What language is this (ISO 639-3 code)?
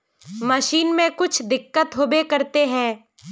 mag